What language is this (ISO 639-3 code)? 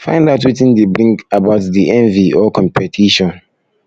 pcm